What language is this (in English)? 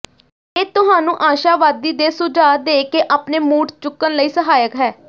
Punjabi